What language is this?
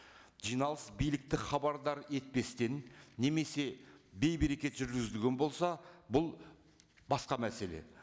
Kazakh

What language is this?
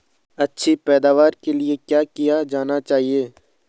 Hindi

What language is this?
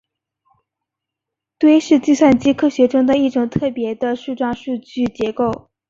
Chinese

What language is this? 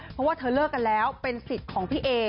Thai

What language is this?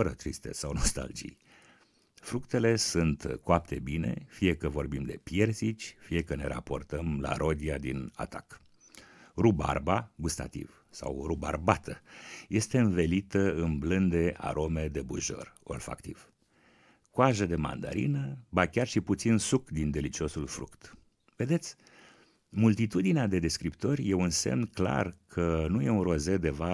Romanian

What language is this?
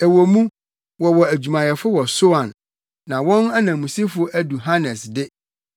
Akan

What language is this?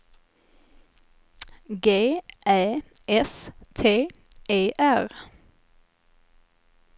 Swedish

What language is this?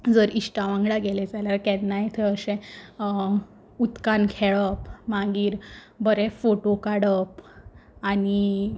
Konkani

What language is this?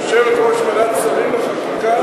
Hebrew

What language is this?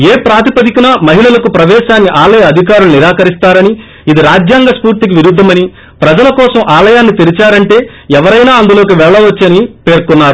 Telugu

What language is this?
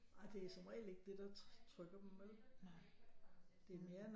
Danish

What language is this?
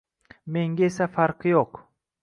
Uzbek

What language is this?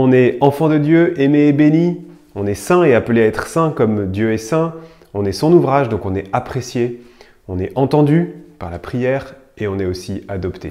French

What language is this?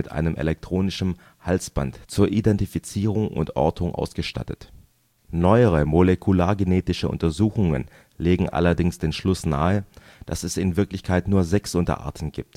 German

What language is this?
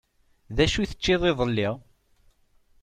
Kabyle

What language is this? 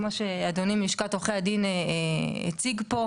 Hebrew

